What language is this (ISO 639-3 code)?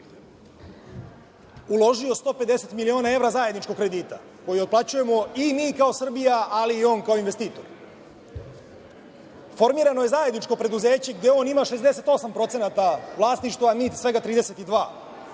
srp